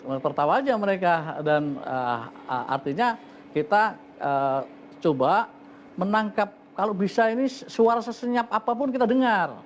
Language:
Indonesian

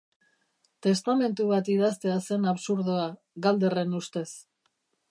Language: Basque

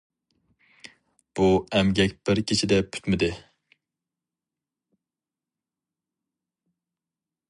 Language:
Uyghur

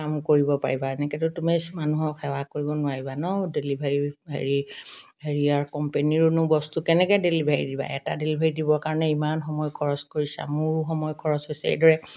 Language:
Assamese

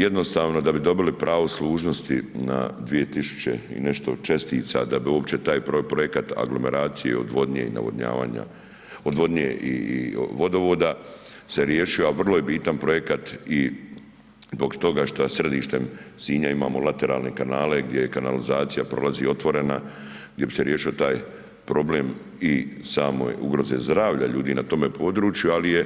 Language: Croatian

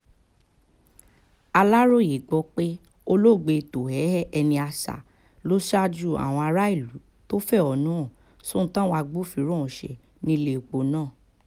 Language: Yoruba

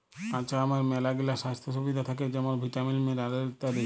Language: Bangla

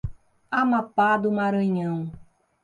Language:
Portuguese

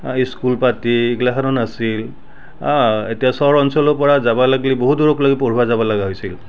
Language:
Assamese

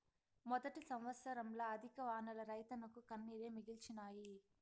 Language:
Telugu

